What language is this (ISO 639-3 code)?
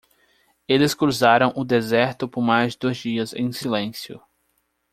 por